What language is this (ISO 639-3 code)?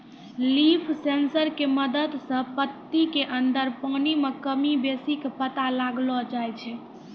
mai